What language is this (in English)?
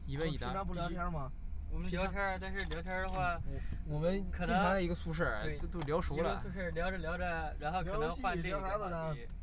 Chinese